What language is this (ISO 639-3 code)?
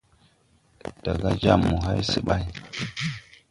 tui